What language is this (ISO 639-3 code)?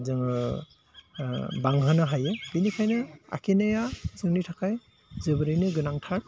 brx